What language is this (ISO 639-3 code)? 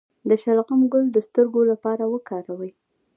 pus